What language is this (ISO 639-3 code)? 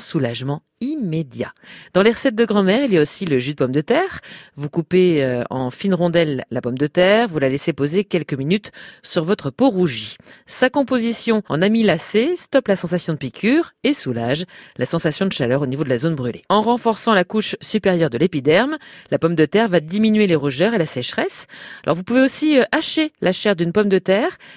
fra